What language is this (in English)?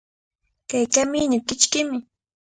Cajatambo North Lima Quechua